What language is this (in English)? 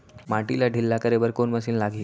Chhattisgarhi